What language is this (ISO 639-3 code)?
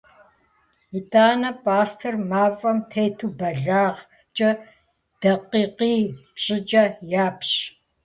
kbd